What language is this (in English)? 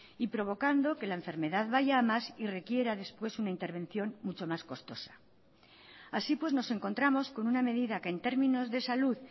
Spanish